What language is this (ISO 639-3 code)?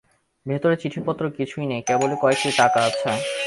ben